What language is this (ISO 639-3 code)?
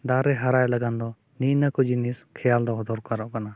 sat